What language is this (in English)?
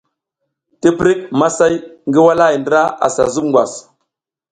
South Giziga